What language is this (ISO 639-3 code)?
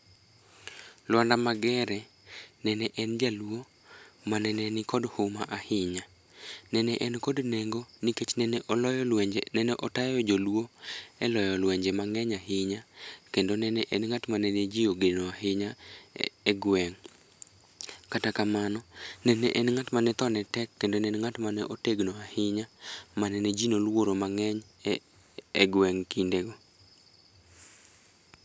luo